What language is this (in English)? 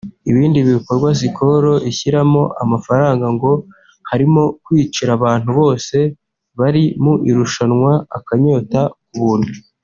Kinyarwanda